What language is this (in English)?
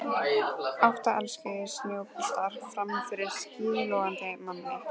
Icelandic